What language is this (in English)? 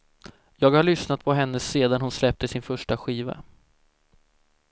Swedish